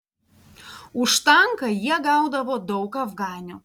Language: Lithuanian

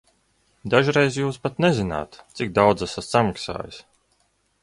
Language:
Latvian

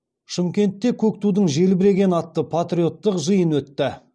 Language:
Kazakh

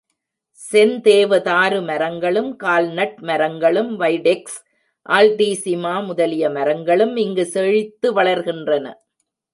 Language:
Tamil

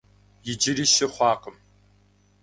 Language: Kabardian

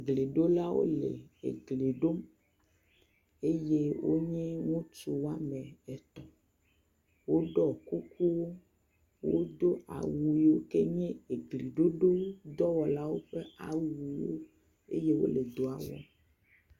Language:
Ewe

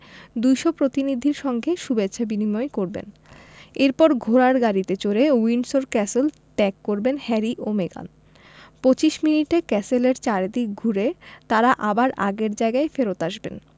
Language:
Bangla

